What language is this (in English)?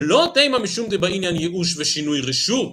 Hebrew